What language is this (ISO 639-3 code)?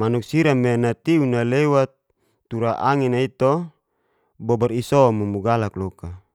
ges